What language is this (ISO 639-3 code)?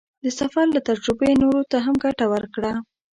pus